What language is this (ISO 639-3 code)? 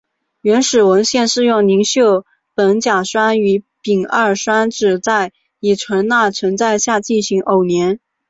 zho